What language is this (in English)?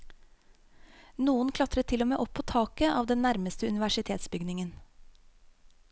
Norwegian